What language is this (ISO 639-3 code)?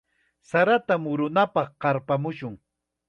qxa